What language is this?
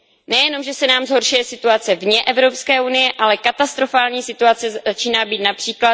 Czech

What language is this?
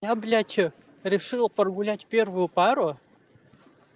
Russian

